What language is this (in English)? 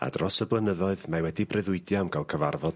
Welsh